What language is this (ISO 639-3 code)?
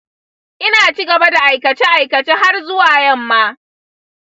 hau